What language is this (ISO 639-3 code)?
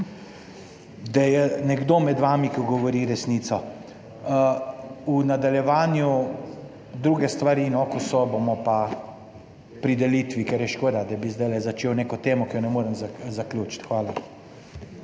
slv